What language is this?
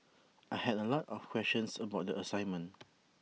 English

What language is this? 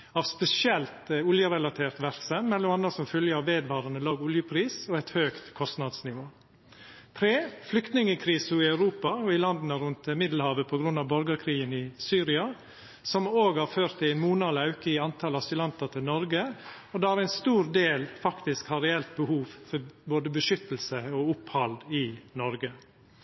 Norwegian Nynorsk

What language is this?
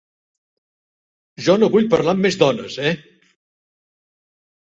Catalan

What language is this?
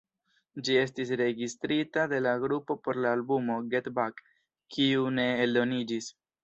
Esperanto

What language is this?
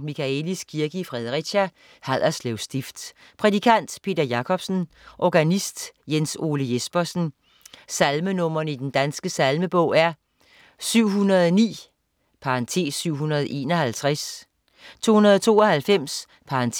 Danish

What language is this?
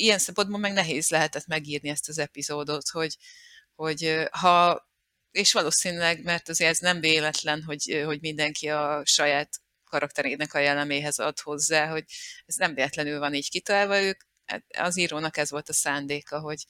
Hungarian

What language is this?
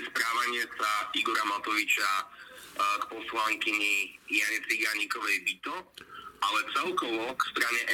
Slovak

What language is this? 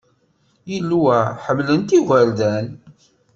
Kabyle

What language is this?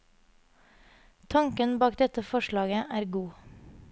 Norwegian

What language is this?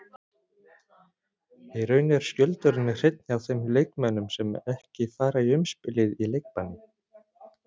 Icelandic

